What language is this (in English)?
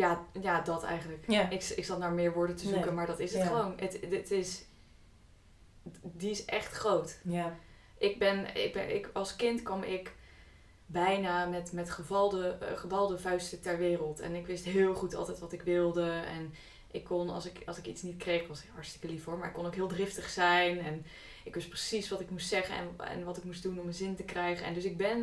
Dutch